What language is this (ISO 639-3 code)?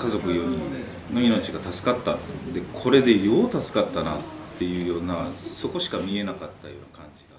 jpn